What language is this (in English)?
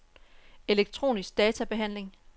Danish